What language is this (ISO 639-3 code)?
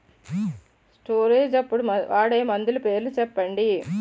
tel